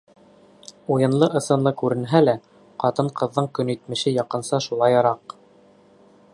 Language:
Bashkir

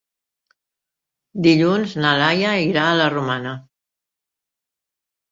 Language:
Catalan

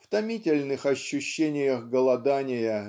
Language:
Russian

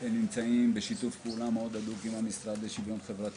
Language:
Hebrew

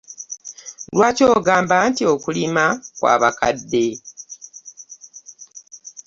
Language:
Ganda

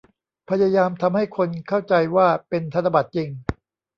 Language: Thai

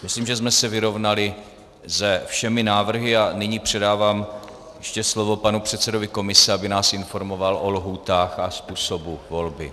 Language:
Czech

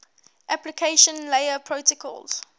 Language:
English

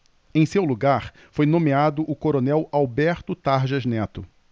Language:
Portuguese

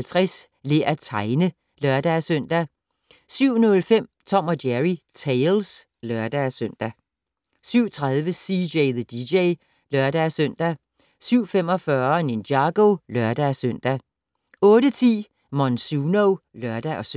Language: Danish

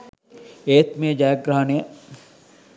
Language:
Sinhala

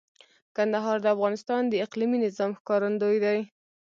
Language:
Pashto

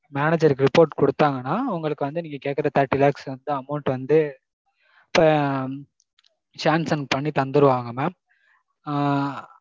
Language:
Tamil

